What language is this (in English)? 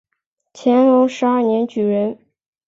Chinese